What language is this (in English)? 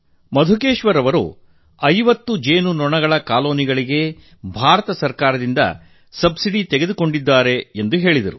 Kannada